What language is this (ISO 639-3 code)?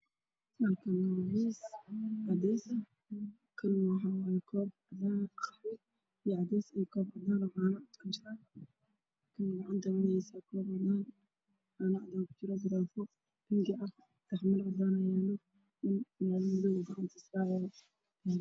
som